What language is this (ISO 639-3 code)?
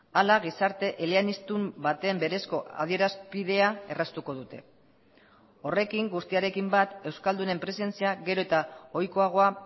eus